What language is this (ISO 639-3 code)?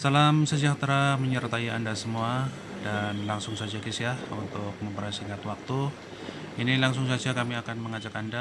ind